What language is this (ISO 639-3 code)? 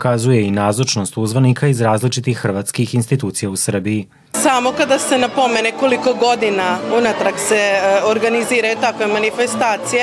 hrv